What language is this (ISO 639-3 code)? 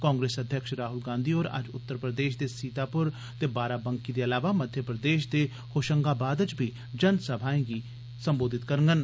doi